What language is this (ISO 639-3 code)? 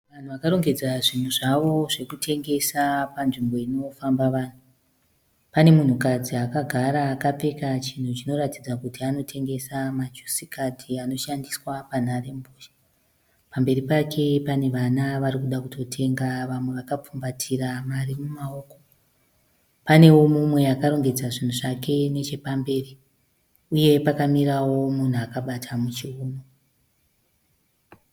sna